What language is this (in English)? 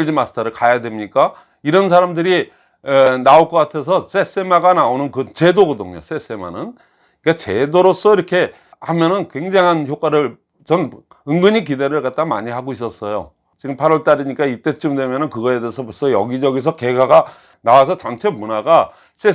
Korean